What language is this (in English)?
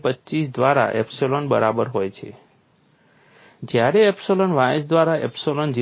Gujarati